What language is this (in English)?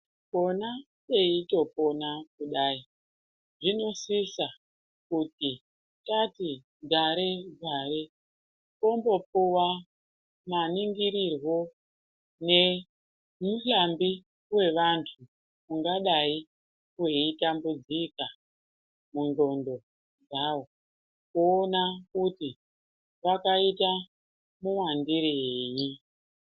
Ndau